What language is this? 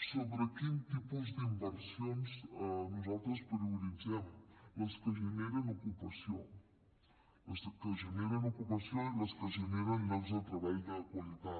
Catalan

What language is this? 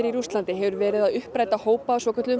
Icelandic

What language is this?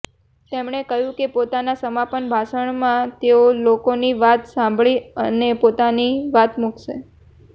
Gujarati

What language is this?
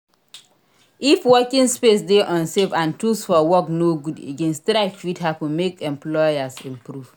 Nigerian Pidgin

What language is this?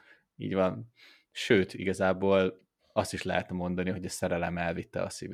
Hungarian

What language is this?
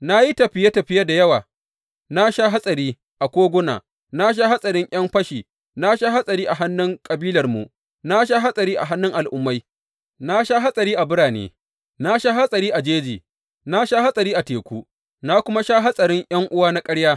Hausa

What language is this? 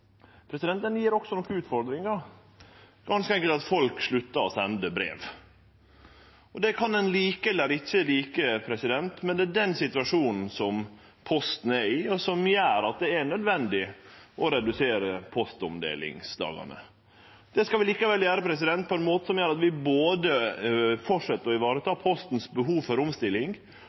Norwegian Nynorsk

